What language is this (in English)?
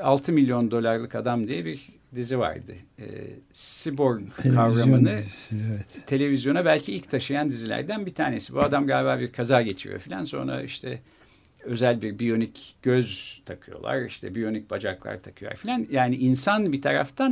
Turkish